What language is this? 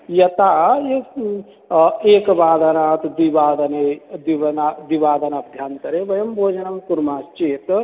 Sanskrit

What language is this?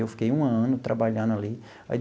Portuguese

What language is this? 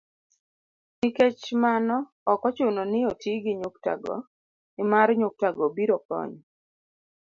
Luo (Kenya and Tanzania)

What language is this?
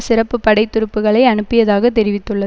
Tamil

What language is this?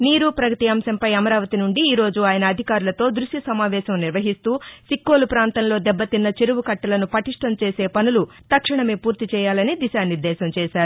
Telugu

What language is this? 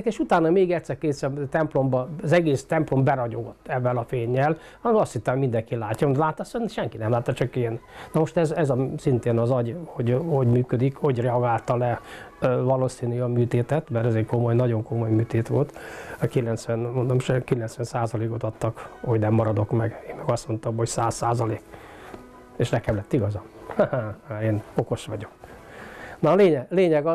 Hungarian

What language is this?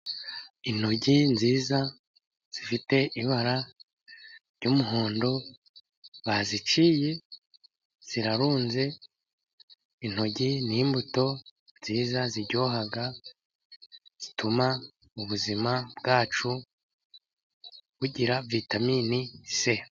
Kinyarwanda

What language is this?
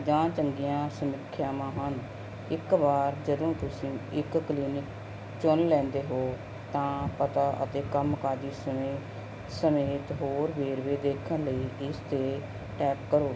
Punjabi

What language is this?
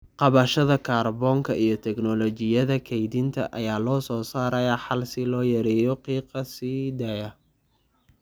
Somali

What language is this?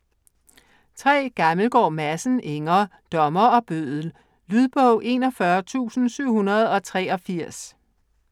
Danish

